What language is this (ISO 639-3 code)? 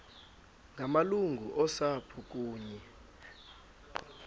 xho